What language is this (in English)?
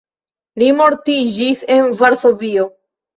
Esperanto